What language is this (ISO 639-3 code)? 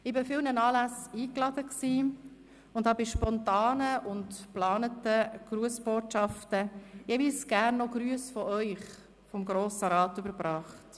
gsw